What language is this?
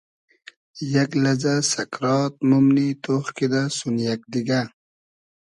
Hazaragi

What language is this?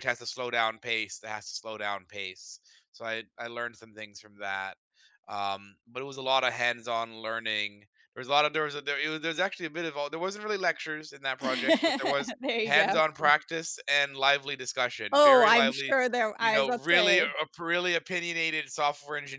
English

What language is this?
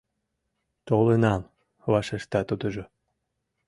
Mari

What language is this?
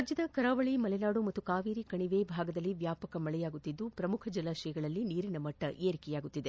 Kannada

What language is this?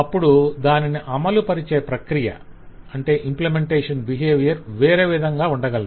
Telugu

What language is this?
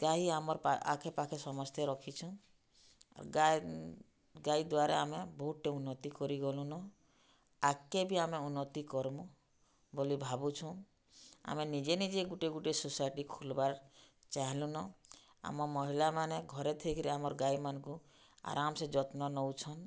Odia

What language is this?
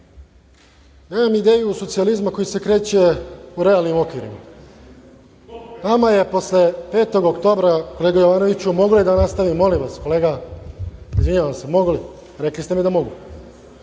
Serbian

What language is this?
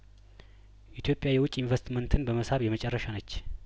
Amharic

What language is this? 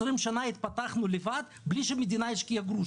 Hebrew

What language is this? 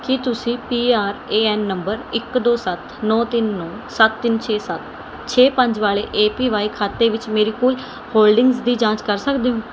Punjabi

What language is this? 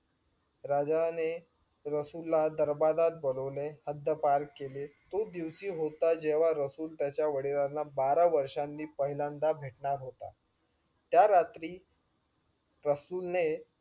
Marathi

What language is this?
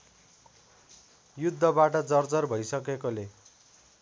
Nepali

